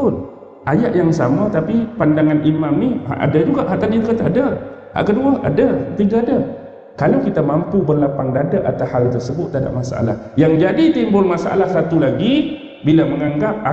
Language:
Malay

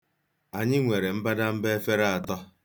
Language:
Igbo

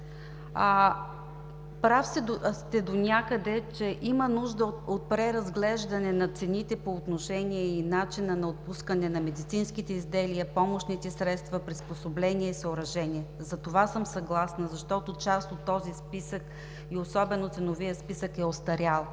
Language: Bulgarian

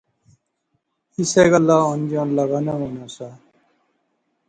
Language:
Pahari-Potwari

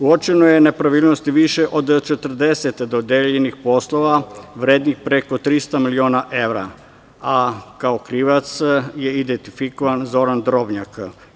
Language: Serbian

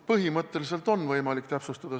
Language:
Estonian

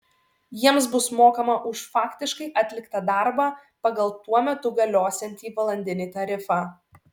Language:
Lithuanian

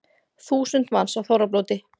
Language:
Icelandic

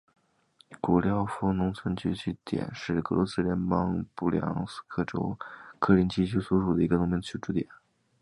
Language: Chinese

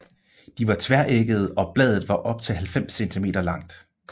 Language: Danish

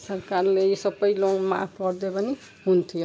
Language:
Nepali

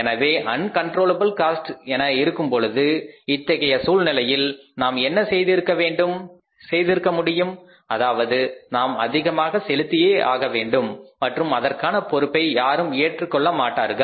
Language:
Tamil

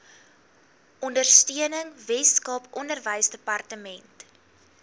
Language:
Afrikaans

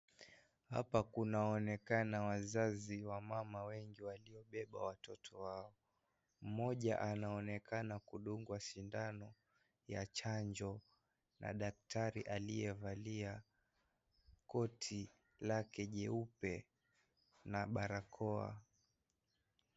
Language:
Swahili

